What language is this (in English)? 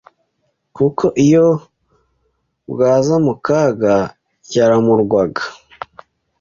Kinyarwanda